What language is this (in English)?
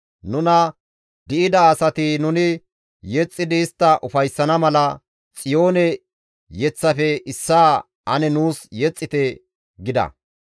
Gamo